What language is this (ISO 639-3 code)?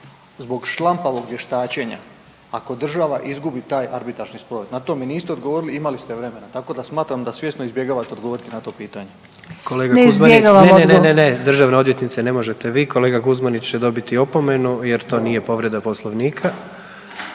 hrv